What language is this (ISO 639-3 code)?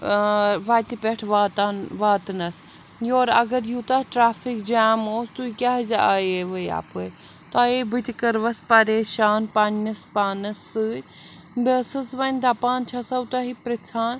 kas